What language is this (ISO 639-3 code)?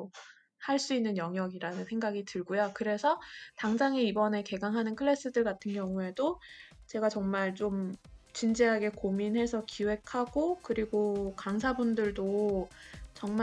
kor